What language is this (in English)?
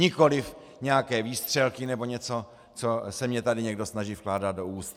Czech